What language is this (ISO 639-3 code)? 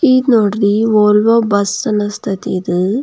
kan